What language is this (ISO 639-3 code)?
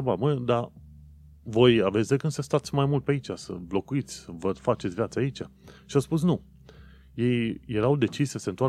ron